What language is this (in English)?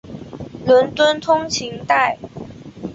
Chinese